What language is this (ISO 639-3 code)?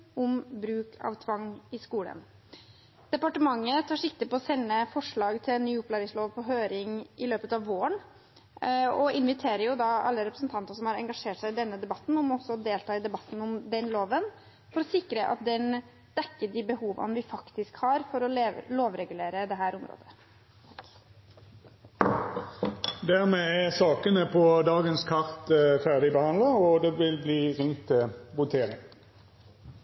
nor